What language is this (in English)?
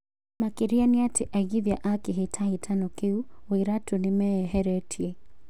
Kikuyu